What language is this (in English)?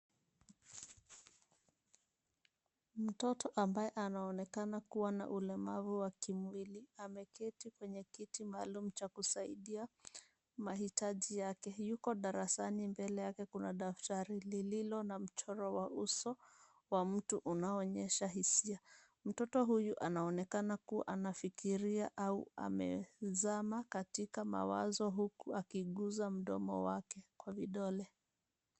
Swahili